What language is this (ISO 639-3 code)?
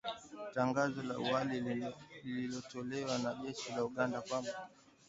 swa